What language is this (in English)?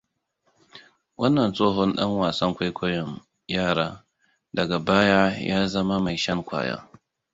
Hausa